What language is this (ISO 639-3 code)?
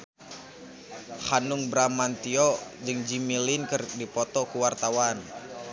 sun